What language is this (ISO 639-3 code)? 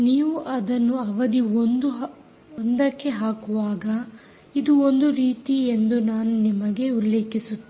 kan